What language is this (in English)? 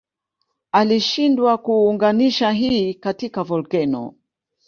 Swahili